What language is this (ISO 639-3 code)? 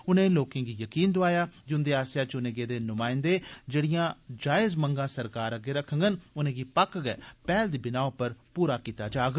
doi